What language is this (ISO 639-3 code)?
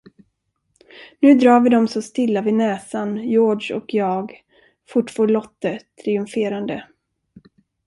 swe